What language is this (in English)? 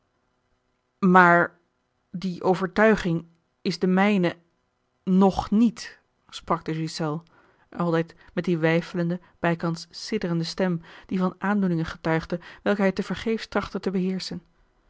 Dutch